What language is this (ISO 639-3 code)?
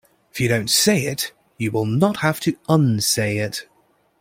eng